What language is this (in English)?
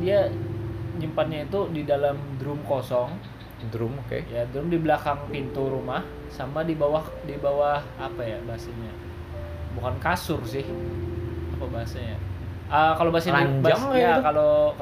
Indonesian